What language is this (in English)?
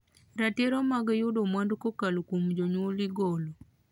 Luo (Kenya and Tanzania)